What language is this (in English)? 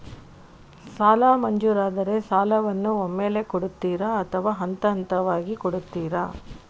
Kannada